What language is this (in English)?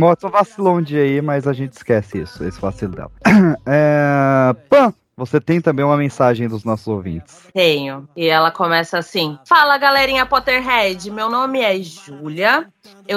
Portuguese